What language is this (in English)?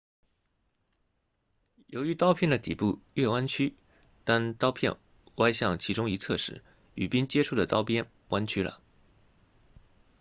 Chinese